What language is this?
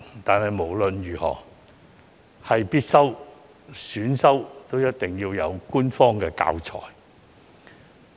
Cantonese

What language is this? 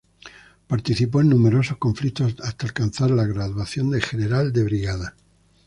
Spanish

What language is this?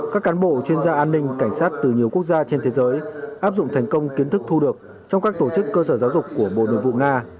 Vietnamese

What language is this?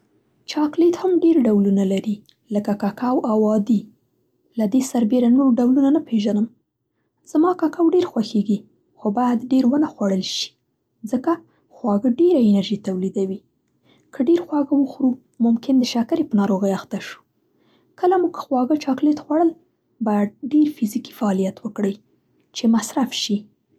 Central Pashto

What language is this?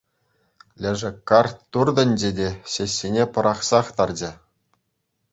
Chuvash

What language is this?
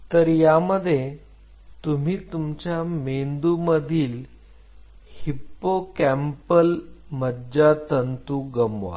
Marathi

